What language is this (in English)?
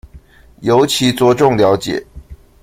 Chinese